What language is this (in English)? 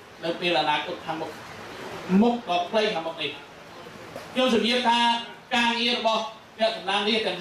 Thai